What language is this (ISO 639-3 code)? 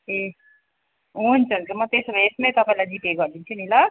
nep